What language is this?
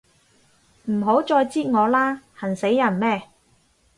Cantonese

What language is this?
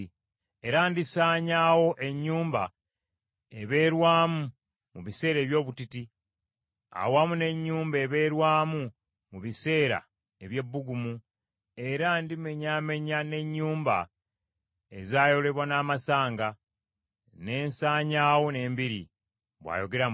Ganda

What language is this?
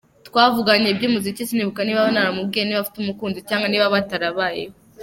Kinyarwanda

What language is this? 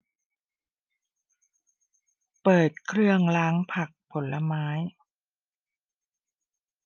Thai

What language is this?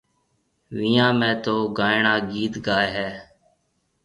Marwari (Pakistan)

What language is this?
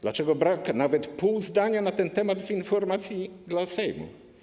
Polish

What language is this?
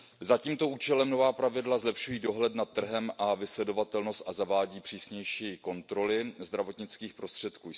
Czech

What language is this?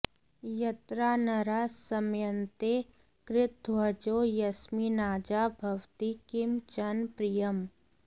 Sanskrit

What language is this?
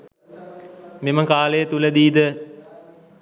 Sinhala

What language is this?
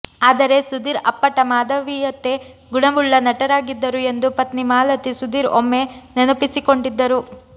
Kannada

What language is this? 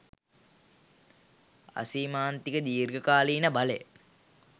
Sinhala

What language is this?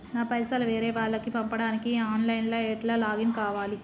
Telugu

